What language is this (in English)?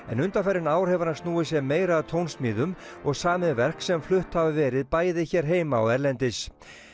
Icelandic